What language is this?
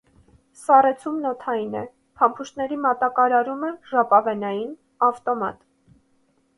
Armenian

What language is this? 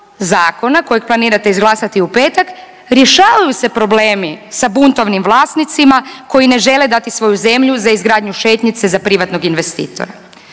Croatian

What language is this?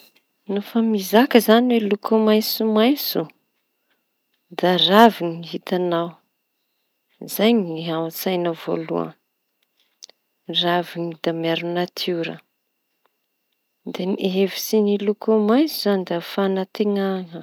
Tanosy Malagasy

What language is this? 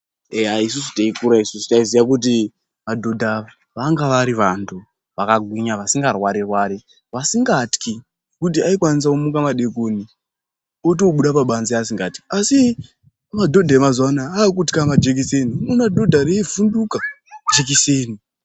Ndau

